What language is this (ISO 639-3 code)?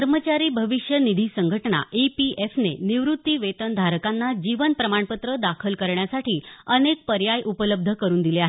mar